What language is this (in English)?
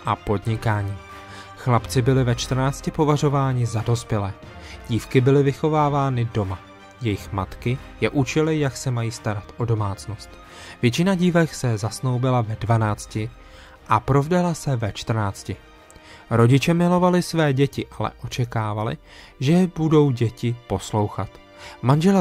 Czech